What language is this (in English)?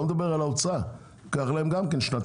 Hebrew